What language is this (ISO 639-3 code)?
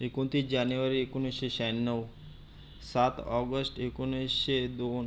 mar